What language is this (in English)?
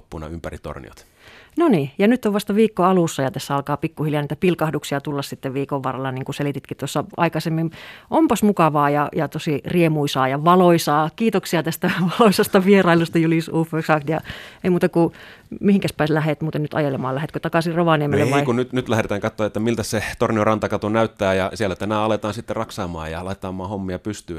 Finnish